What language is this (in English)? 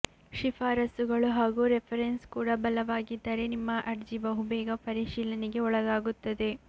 Kannada